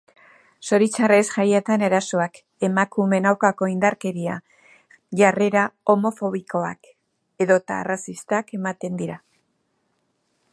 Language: Basque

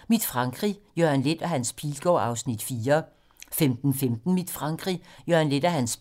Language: Danish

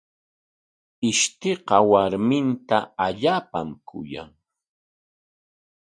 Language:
Corongo Ancash Quechua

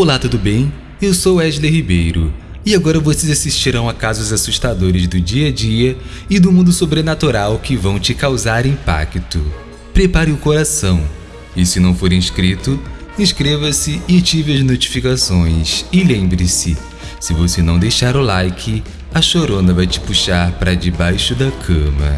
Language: Portuguese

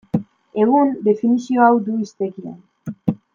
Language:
Basque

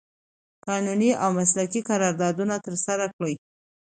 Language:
Pashto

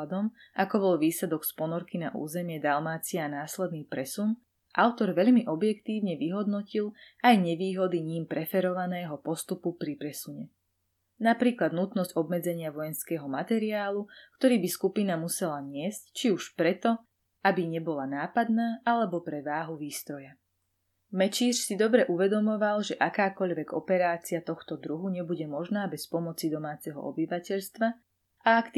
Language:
Slovak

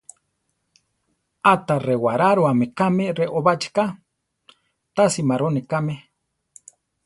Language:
Central Tarahumara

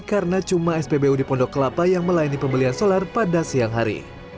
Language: Indonesian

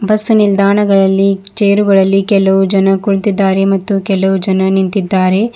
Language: Kannada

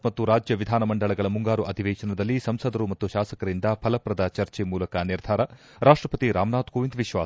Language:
Kannada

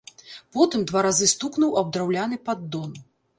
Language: Belarusian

